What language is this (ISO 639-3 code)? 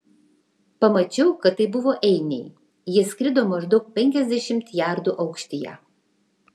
lit